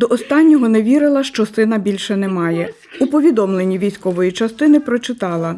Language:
Ukrainian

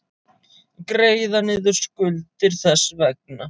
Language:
Icelandic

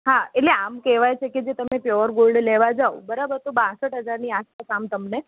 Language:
Gujarati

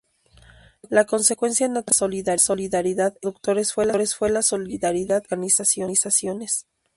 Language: Spanish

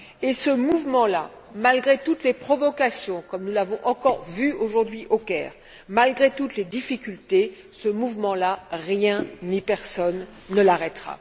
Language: French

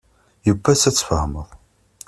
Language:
Kabyle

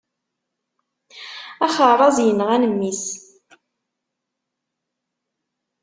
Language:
Kabyle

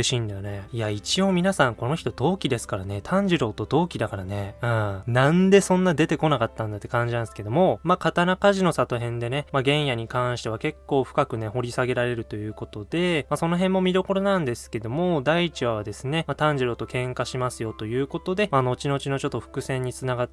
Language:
Japanese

